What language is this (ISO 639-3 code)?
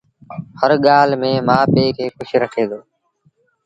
sbn